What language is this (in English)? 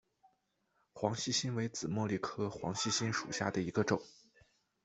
Chinese